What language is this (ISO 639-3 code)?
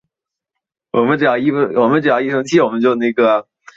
zho